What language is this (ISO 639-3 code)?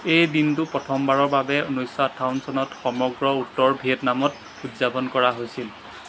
asm